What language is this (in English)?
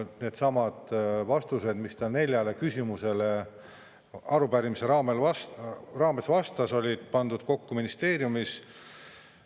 Estonian